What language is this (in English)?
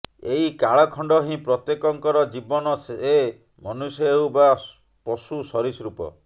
Odia